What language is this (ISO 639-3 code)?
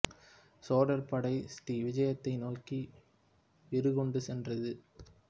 tam